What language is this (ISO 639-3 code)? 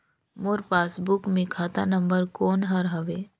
hne